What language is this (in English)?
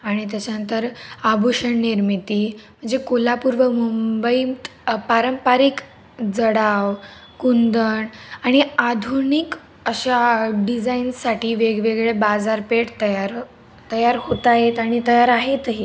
Marathi